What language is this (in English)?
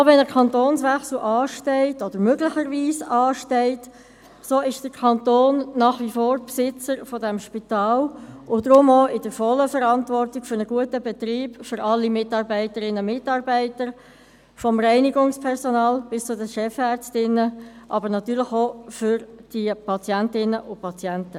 Swiss German